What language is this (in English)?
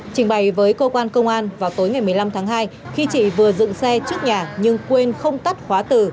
Vietnamese